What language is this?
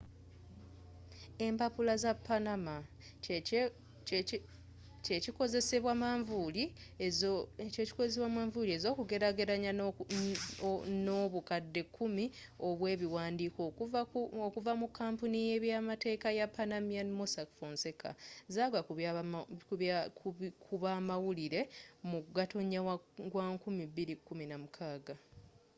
Ganda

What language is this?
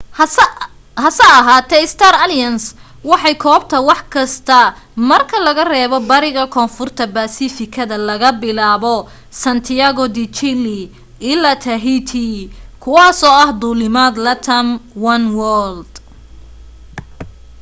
Somali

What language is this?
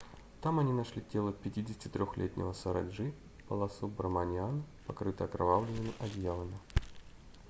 Russian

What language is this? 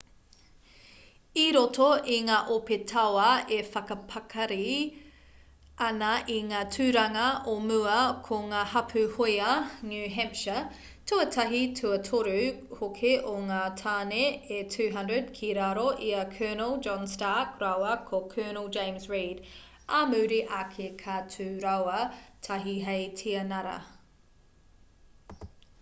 Māori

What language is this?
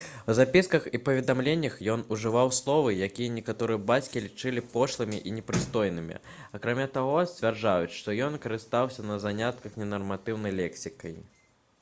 Belarusian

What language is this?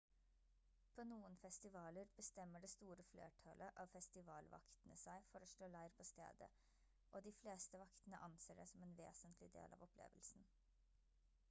Norwegian Bokmål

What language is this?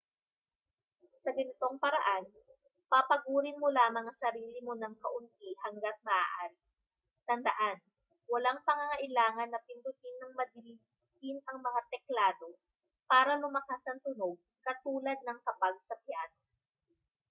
Filipino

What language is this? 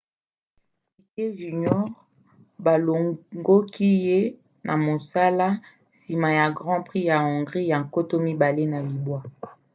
Lingala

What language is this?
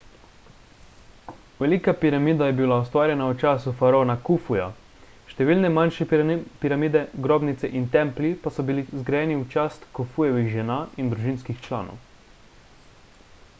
Slovenian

